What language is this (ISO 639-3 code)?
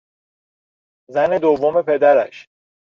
fas